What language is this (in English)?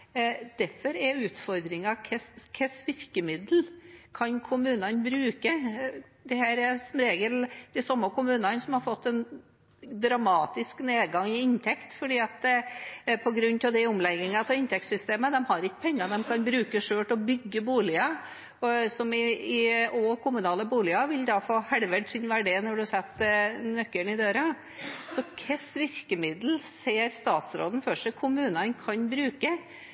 Norwegian Bokmål